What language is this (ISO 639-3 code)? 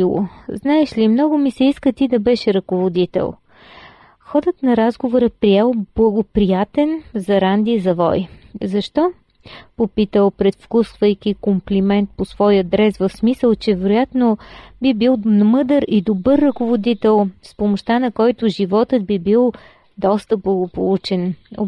bul